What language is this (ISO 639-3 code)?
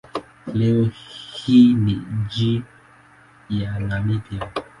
swa